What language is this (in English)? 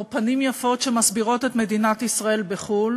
Hebrew